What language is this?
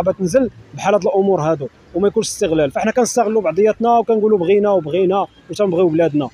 Arabic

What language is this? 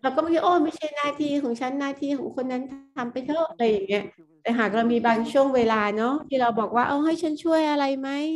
Thai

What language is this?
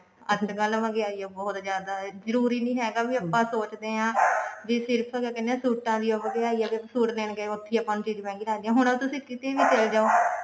Punjabi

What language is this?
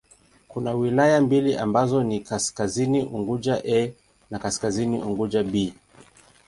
Swahili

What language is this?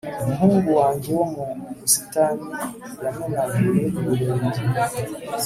Kinyarwanda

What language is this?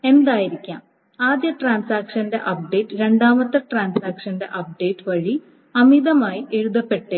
Malayalam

